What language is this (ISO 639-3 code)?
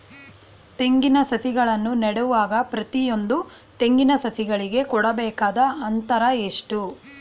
kan